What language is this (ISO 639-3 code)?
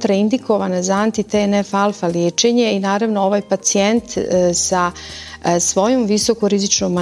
hrv